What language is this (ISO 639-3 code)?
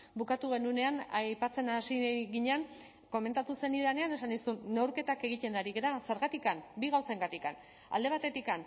eus